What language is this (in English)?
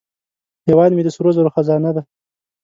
Pashto